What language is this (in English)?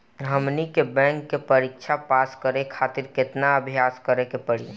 Bhojpuri